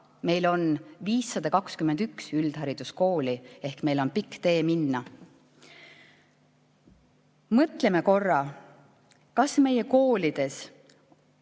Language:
Estonian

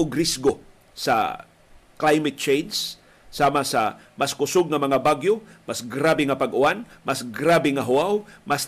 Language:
Filipino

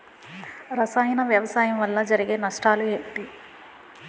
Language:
Telugu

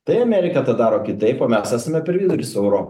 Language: Lithuanian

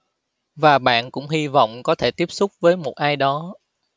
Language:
Vietnamese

